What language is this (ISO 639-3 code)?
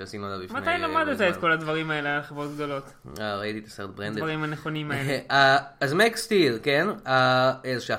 heb